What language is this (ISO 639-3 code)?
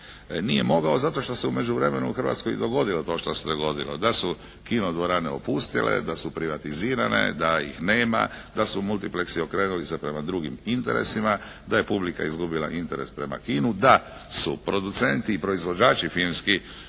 hrv